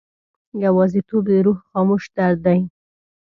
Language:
Pashto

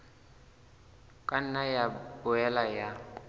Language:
Southern Sotho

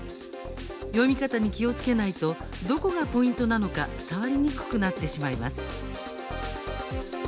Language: Japanese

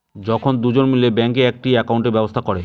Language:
Bangla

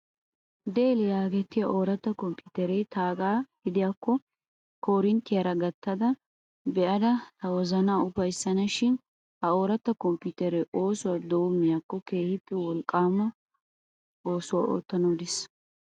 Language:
Wolaytta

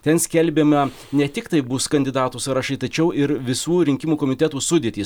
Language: Lithuanian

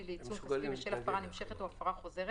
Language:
Hebrew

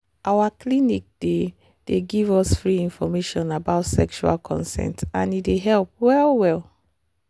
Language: Nigerian Pidgin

